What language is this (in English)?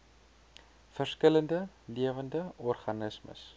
Afrikaans